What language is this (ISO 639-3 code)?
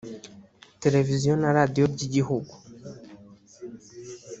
kin